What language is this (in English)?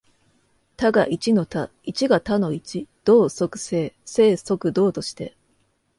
Japanese